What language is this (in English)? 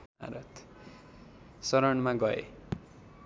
Nepali